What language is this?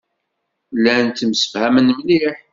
Kabyle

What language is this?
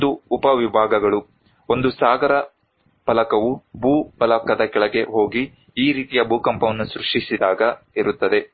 Kannada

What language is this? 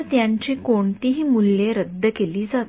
Marathi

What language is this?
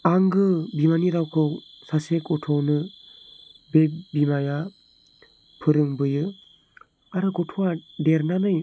Bodo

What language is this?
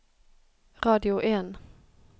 Norwegian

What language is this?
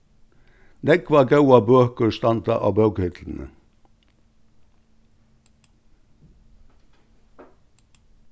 Faroese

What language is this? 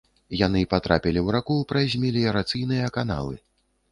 Belarusian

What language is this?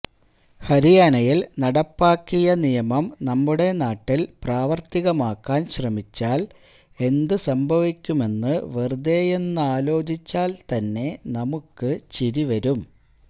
Malayalam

